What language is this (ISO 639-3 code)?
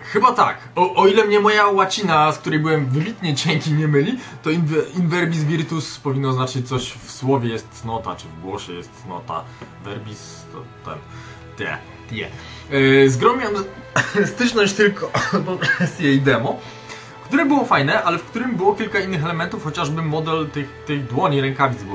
pol